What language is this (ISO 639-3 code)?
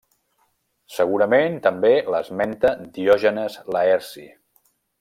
cat